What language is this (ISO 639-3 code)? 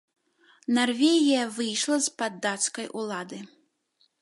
bel